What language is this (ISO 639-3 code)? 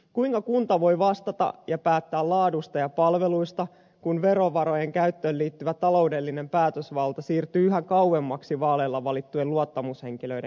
fin